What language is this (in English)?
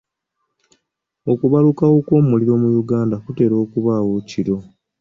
Ganda